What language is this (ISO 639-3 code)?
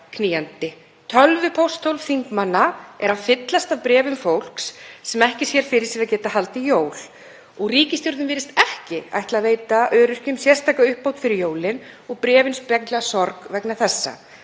isl